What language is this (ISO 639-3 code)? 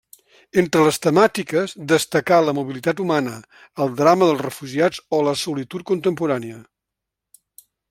cat